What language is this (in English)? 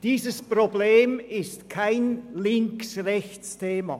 Swiss German